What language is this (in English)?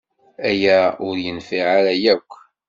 Kabyle